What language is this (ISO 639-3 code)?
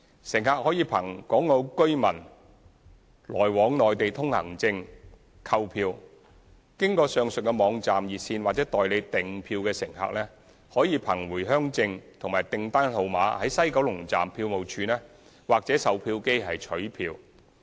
yue